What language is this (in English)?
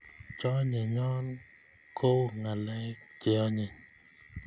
Kalenjin